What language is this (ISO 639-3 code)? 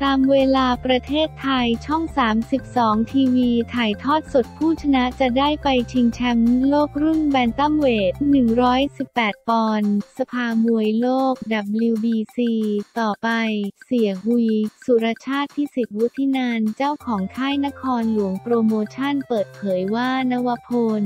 tha